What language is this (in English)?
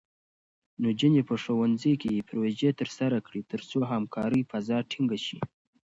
Pashto